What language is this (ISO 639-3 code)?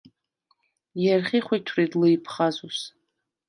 sva